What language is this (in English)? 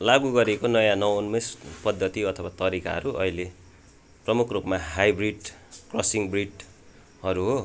Nepali